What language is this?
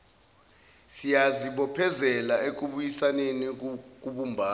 Zulu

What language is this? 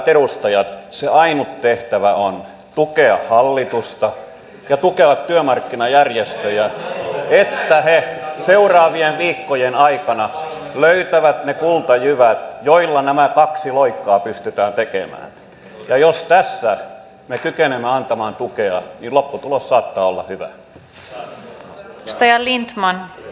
Finnish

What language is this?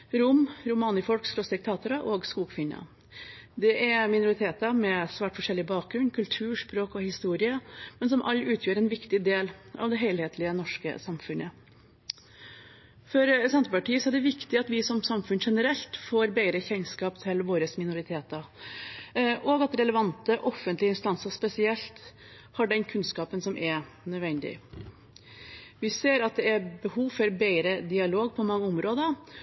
Norwegian Bokmål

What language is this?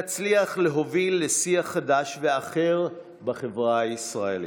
Hebrew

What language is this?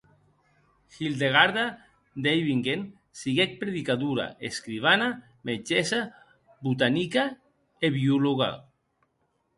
Occitan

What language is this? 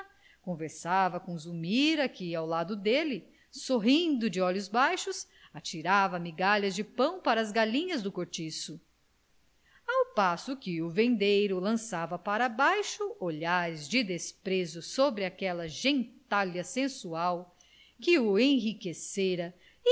Portuguese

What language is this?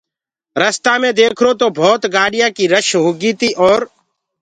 Gurgula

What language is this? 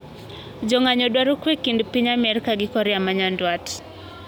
Luo (Kenya and Tanzania)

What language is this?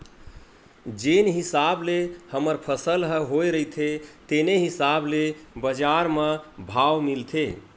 Chhattisgarhi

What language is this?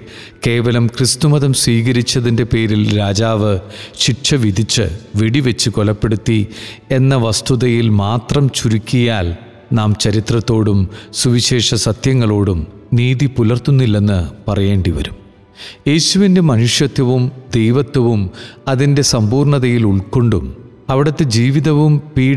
Malayalam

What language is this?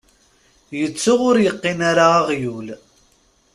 Kabyle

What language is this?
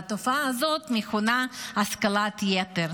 Hebrew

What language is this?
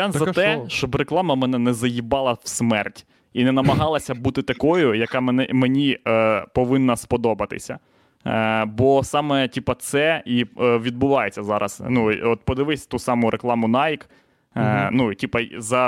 Ukrainian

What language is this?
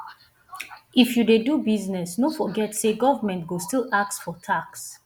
Nigerian Pidgin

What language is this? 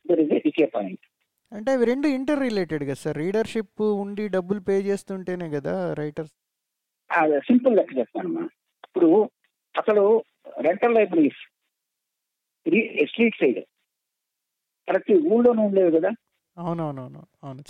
Telugu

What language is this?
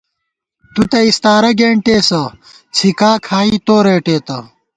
Gawar-Bati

